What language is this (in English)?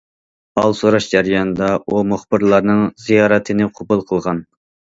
Uyghur